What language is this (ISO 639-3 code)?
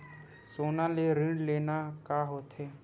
hne